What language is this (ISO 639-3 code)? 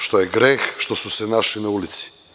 srp